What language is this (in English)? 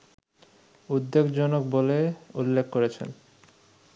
Bangla